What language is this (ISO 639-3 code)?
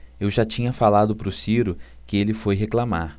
por